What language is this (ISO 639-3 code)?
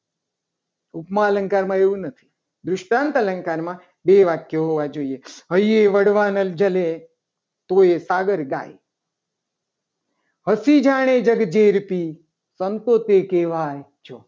guj